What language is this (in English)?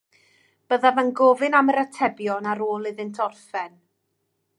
Welsh